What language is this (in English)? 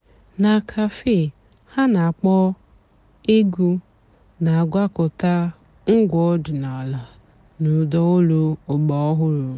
Igbo